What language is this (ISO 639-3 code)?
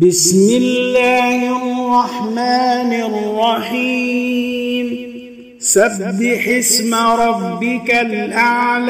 ara